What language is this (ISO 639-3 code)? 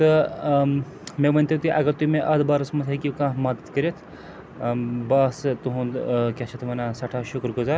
kas